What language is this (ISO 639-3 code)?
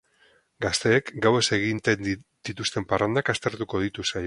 eus